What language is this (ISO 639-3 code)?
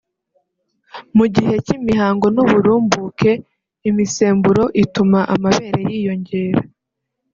kin